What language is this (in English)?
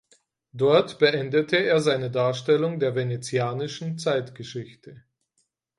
German